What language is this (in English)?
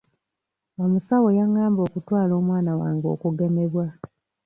Ganda